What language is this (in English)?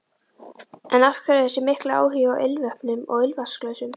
Icelandic